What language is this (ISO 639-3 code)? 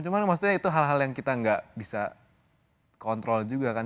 ind